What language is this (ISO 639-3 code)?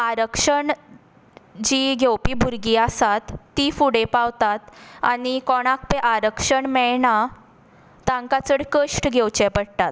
kok